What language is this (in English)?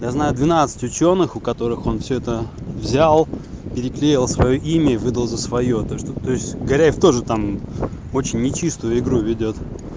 Russian